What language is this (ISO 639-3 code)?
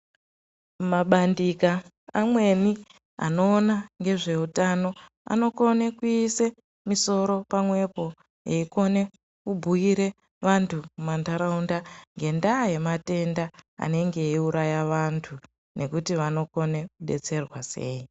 ndc